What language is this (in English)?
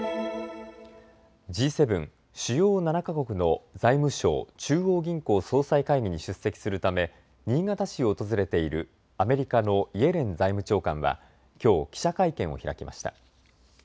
Japanese